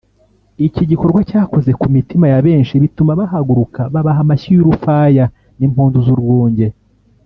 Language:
Kinyarwanda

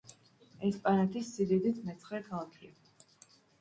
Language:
Georgian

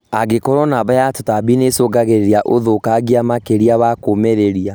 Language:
Kikuyu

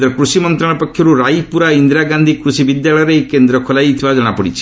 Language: Odia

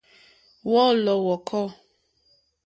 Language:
Mokpwe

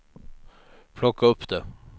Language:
Swedish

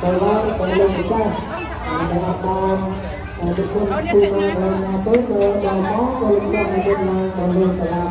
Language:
Thai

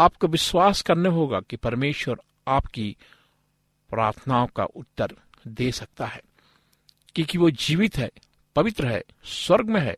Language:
Hindi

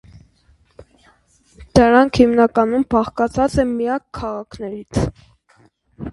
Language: Armenian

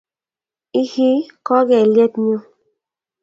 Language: Kalenjin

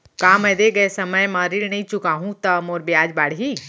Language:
Chhattisgarhi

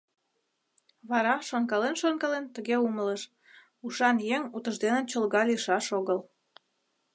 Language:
Mari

